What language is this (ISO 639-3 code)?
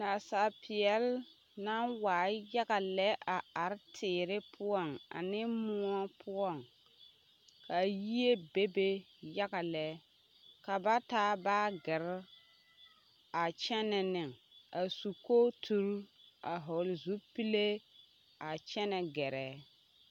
dga